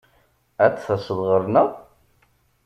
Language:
Kabyle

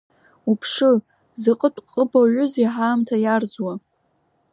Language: Abkhazian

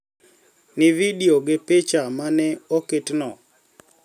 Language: Luo (Kenya and Tanzania)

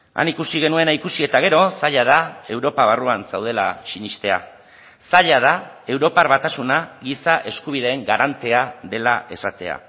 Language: Basque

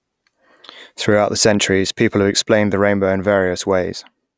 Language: English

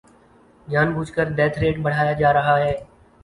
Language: Urdu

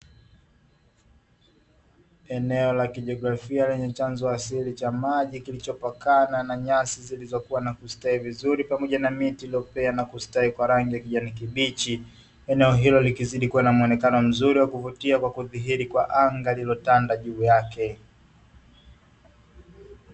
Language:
Swahili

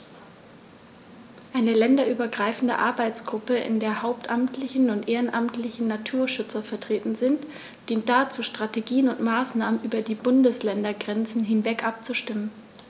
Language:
German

